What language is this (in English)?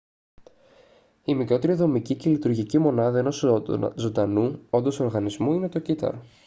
Greek